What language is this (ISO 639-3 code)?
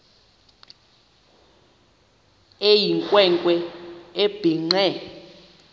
xho